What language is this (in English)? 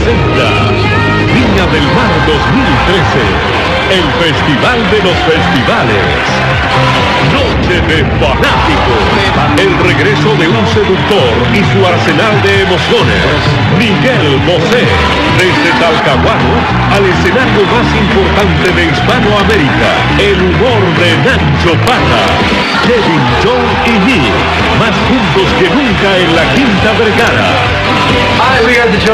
Spanish